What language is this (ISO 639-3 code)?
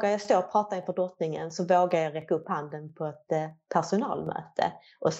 swe